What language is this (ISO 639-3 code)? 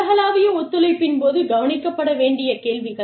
tam